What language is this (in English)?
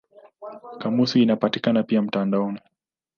Swahili